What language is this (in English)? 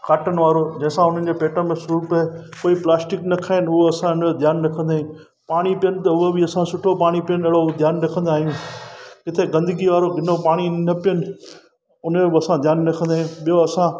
Sindhi